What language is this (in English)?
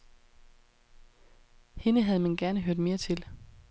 Danish